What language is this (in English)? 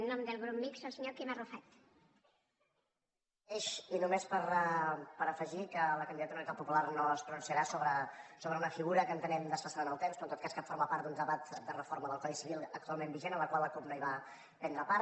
Catalan